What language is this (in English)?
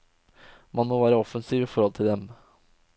Norwegian